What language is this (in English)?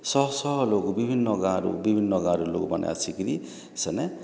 Odia